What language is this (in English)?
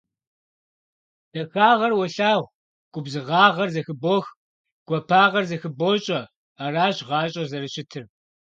Kabardian